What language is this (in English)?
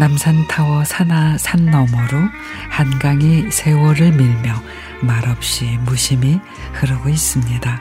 Korean